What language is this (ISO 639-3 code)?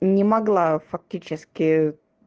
rus